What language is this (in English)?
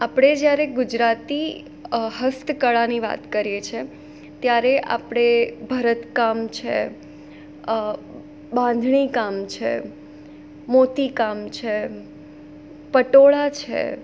Gujarati